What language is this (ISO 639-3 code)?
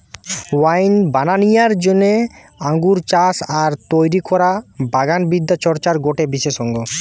ben